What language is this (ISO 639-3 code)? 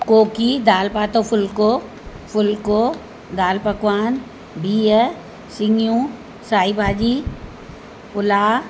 snd